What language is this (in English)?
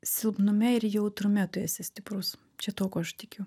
Lithuanian